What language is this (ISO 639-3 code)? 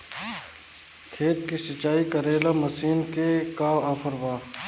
bho